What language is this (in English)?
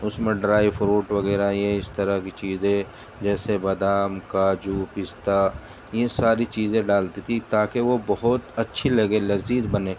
Urdu